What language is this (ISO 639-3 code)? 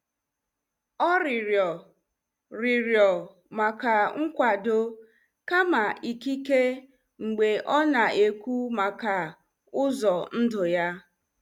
ibo